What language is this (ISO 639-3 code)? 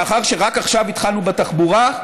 heb